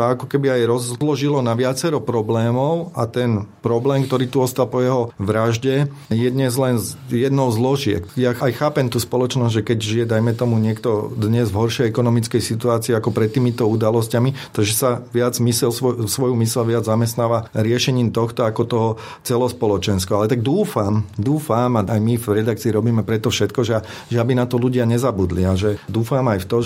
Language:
Slovak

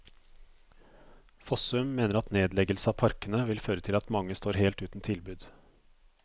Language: Norwegian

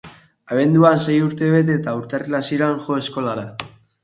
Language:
Basque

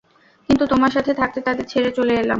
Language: Bangla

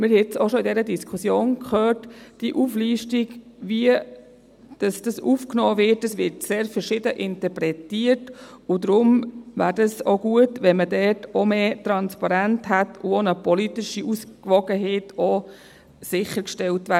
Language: Swiss German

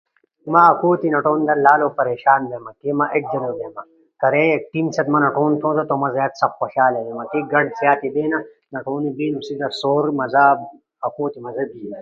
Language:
Ushojo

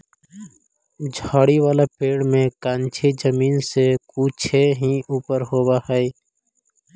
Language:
Magahi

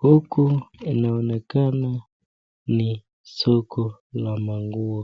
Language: Swahili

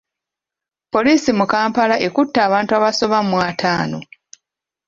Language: Ganda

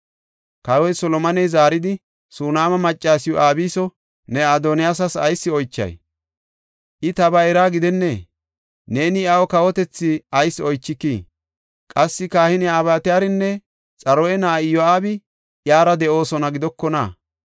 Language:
Gofa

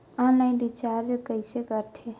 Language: Chhattisgarhi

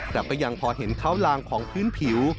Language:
Thai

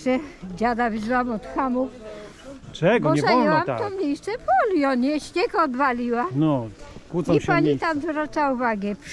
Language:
Polish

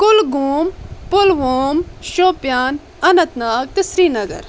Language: Kashmiri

